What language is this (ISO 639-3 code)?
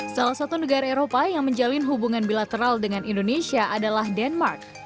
ind